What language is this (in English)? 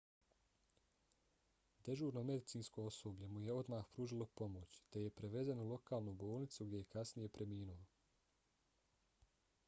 Bosnian